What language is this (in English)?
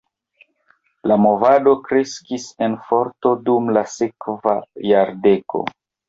Esperanto